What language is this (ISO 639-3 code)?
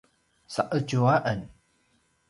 pwn